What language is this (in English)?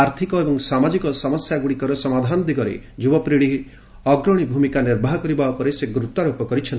Odia